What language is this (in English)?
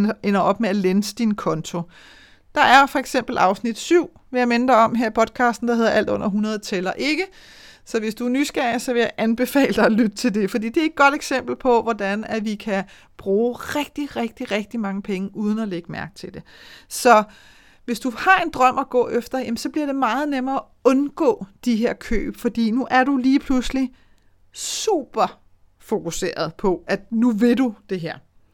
Danish